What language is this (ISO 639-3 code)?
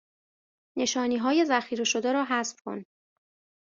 fas